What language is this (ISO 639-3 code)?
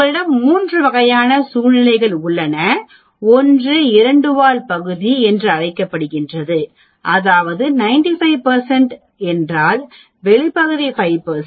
tam